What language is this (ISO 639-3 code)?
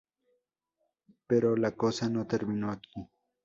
spa